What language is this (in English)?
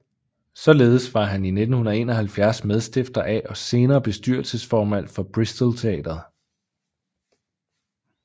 Danish